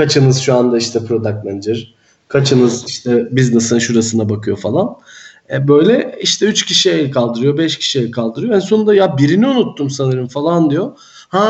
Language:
Turkish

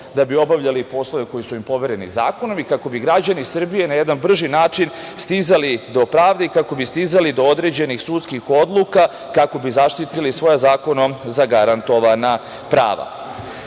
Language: Serbian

